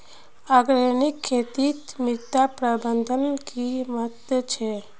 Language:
Magahi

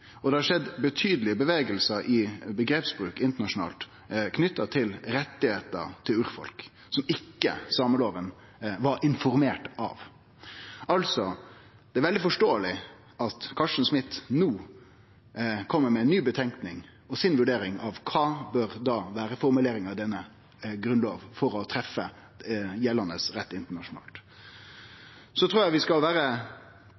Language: Norwegian Nynorsk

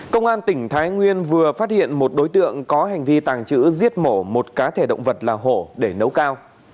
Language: Vietnamese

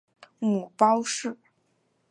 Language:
Chinese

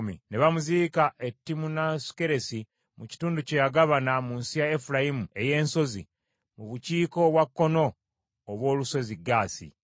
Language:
Ganda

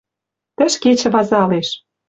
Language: Western Mari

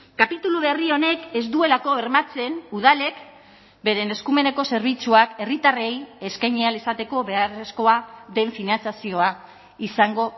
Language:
Basque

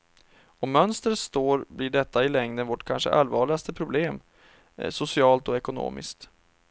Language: Swedish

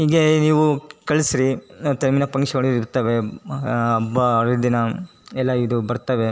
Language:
Kannada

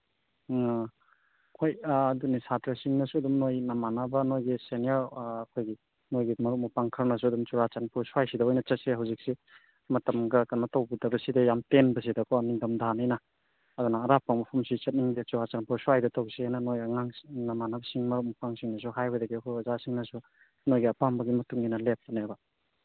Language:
Manipuri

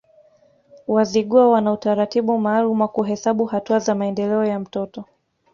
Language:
Swahili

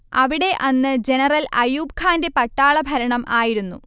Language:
Malayalam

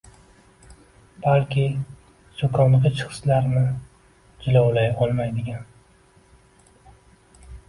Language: Uzbek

